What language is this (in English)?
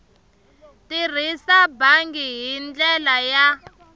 Tsonga